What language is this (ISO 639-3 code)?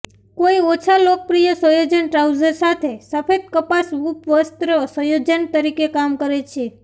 guj